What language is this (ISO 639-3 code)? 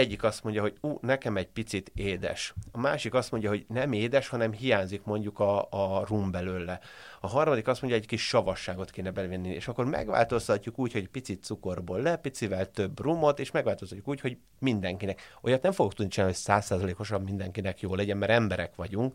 hun